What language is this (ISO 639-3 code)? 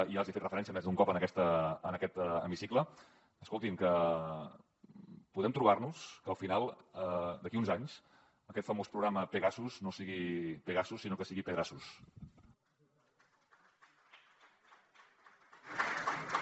cat